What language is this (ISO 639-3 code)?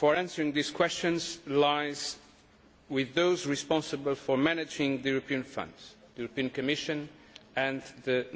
eng